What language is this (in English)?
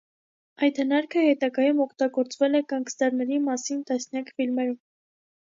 Armenian